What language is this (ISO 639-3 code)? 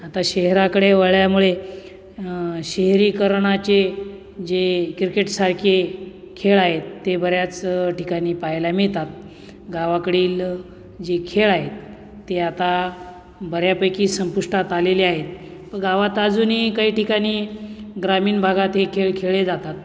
mar